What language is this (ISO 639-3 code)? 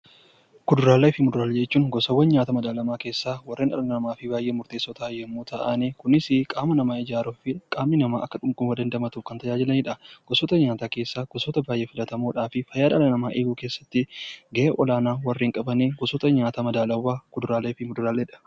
orm